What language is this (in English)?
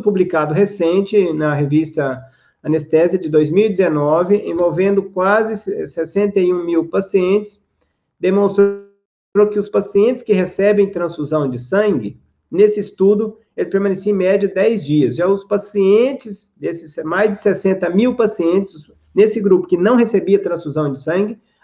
Portuguese